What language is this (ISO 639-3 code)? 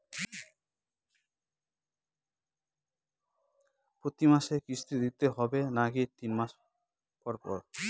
ben